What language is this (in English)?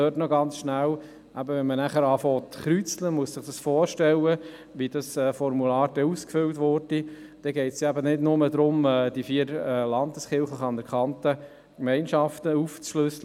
Swiss German